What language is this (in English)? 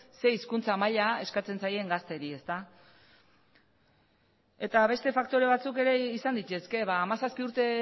Basque